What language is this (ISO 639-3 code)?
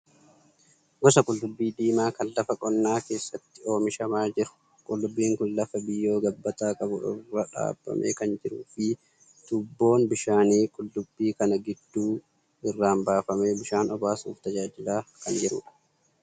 orm